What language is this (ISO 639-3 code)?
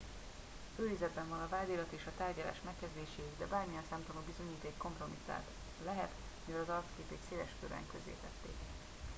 hun